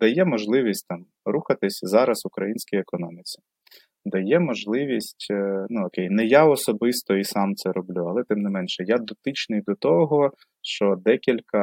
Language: Ukrainian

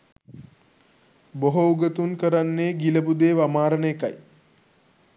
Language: Sinhala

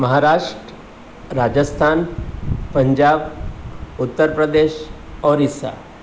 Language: Gujarati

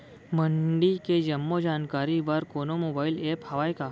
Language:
Chhattisgarhi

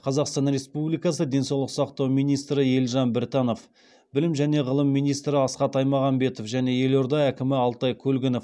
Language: Kazakh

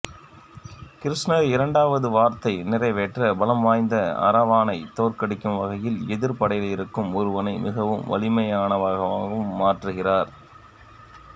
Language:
Tamil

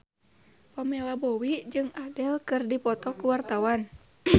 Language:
Sundanese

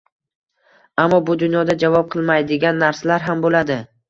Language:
Uzbek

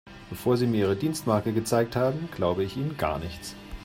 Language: German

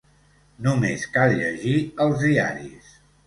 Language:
Catalan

